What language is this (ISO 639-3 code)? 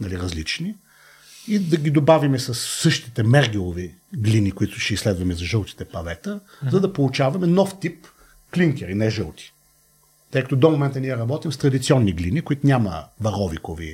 bul